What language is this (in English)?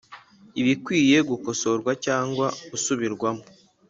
Kinyarwanda